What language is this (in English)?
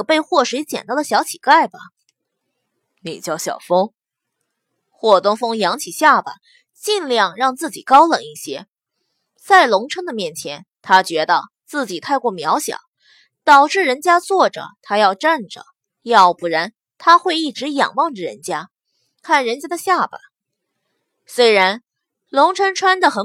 Chinese